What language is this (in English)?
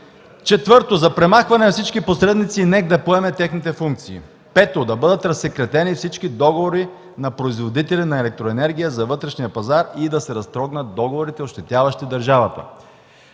Bulgarian